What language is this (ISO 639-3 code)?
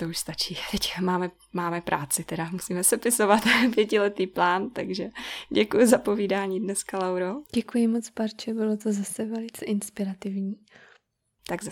ces